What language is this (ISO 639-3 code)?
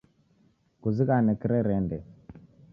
dav